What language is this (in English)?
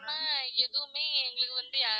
Tamil